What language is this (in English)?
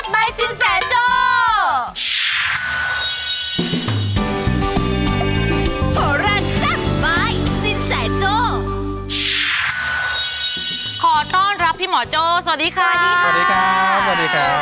Thai